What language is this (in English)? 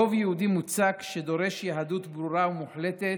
Hebrew